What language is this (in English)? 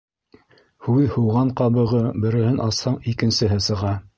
Bashkir